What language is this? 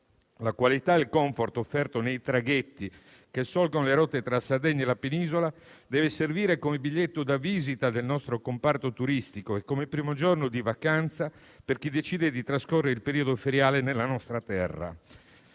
Italian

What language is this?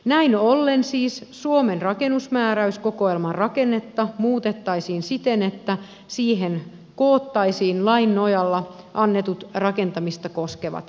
Finnish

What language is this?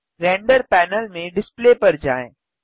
Hindi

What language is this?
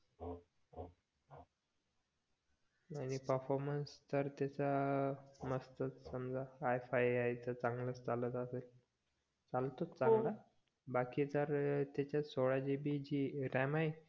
Marathi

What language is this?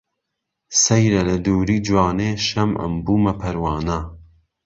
Central Kurdish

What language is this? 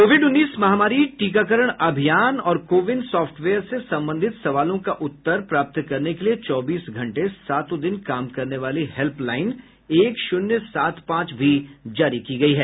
Hindi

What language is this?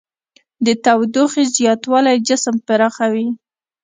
Pashto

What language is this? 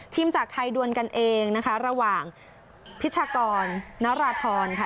Thai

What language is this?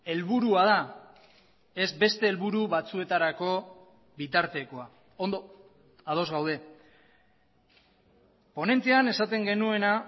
Basque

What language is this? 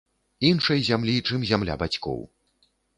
Belarusian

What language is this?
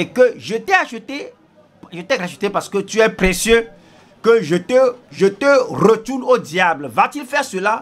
French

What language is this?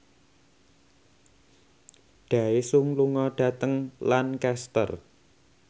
Javanese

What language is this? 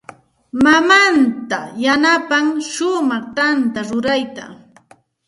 Santa Ana de Tusi Pasco Quechua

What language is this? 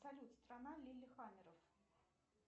Russian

